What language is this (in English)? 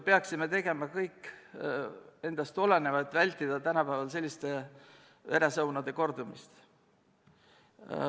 Estonian